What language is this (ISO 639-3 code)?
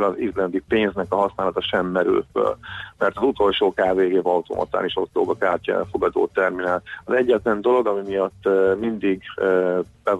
hun